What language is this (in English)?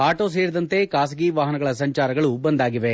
Kannada